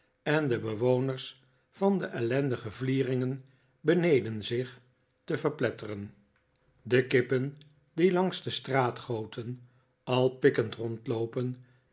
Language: Dutch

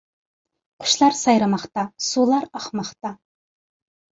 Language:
Uyghur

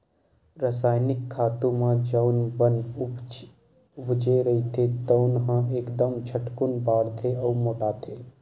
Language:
Chhattisgarhi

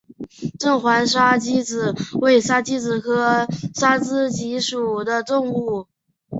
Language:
Chinese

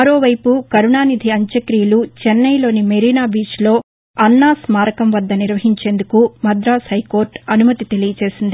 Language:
Telugu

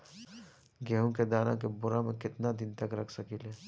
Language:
Bhojpuri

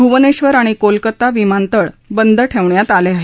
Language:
Marathi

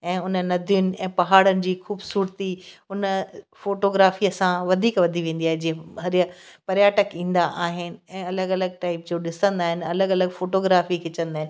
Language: Sindhi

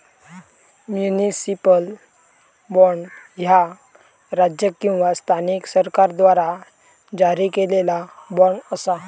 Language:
Marathi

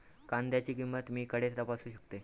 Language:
Marathi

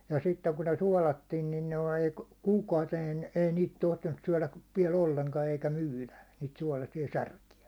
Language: Finnish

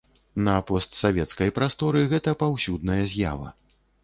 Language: Belarusian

